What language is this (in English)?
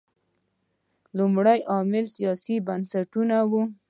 Pashto